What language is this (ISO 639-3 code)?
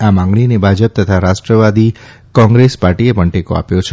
guj